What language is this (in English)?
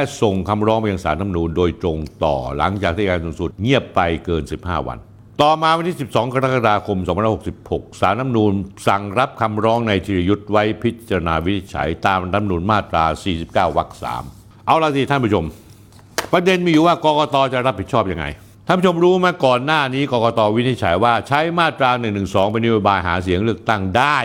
Thai